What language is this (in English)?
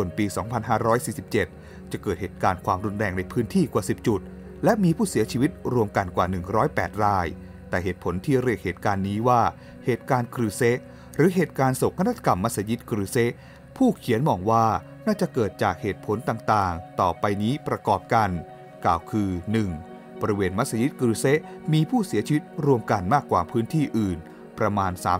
Thai